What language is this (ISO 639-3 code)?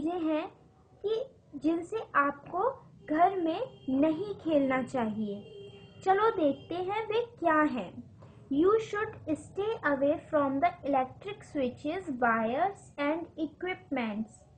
hin